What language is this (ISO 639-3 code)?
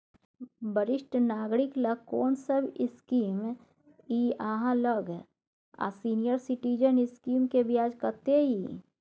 mai